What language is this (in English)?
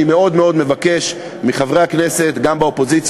Hebrew